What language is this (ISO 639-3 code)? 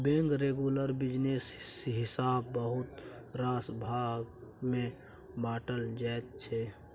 mai